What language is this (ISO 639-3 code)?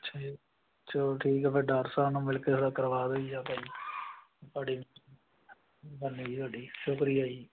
pan